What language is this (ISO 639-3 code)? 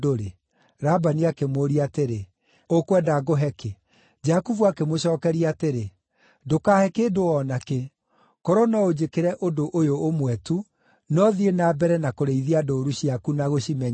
kik